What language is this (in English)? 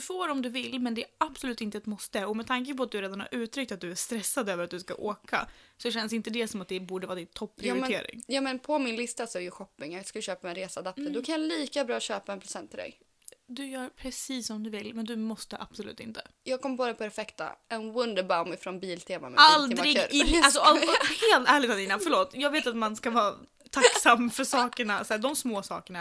Swedish